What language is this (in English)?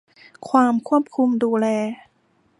Thai